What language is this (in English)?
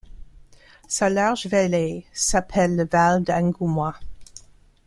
French